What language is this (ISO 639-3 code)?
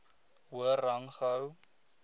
afr